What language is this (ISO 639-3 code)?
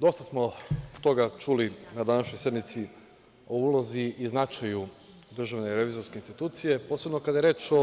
srp